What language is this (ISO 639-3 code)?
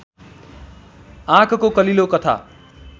nep